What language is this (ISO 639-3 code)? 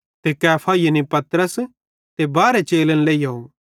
bhd